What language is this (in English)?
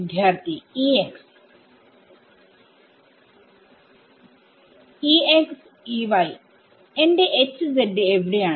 Malayalam